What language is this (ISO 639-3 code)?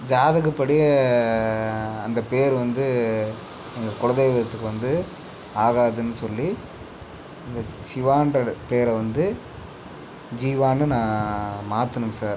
tam